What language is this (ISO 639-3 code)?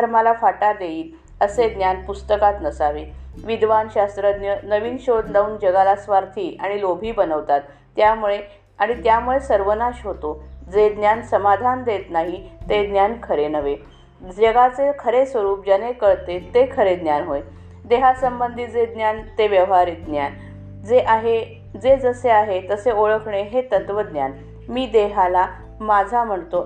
mar